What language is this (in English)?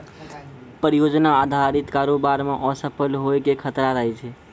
Maithili